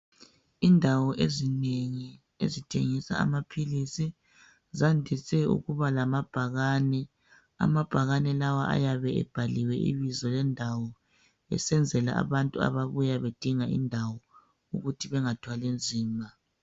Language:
North Ndebele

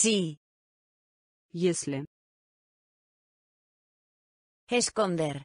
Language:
Russian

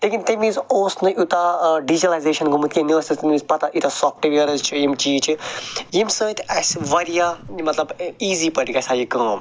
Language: Kashmiri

